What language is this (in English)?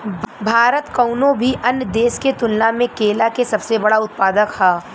Bhojpuri